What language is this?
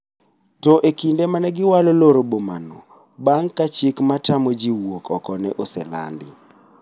Luo (Kenya and Tanzania)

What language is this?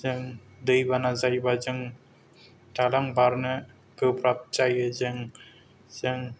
Bodo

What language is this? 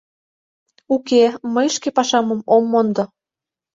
Mari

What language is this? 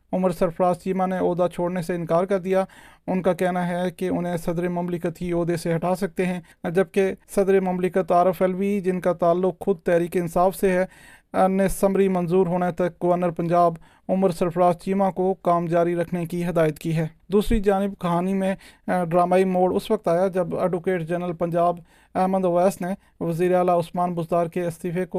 Urdu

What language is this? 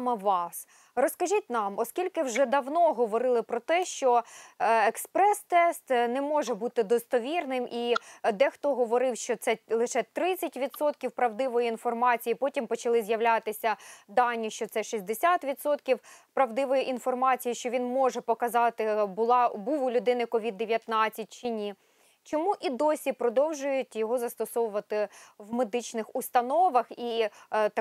Ukrainian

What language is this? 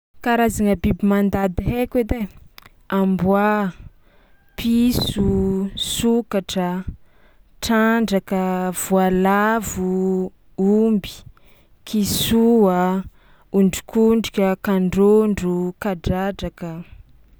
Tsimihety Malagasy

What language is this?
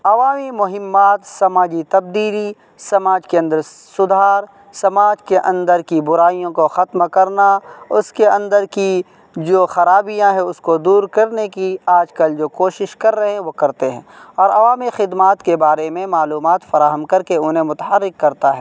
Urdu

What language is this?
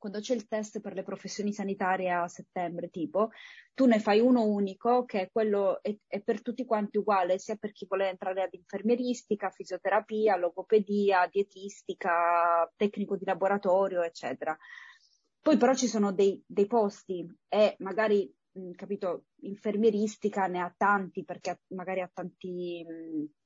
Italian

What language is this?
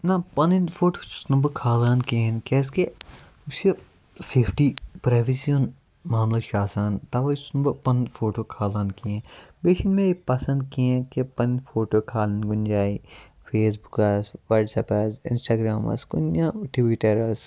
Kashmiri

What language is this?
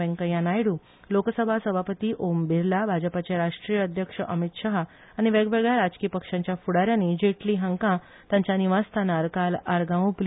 Konkani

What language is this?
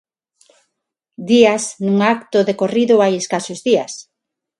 Galician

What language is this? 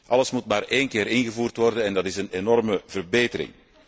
Dutch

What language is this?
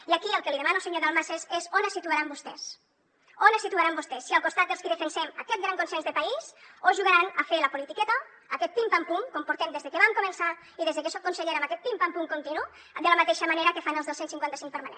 Catalan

